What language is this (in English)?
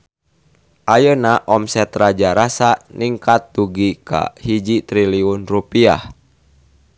Sundanese